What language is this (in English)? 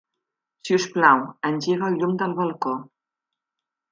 Catalan